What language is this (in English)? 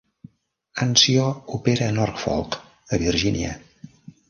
Catalan